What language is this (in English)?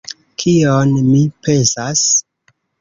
Esperanto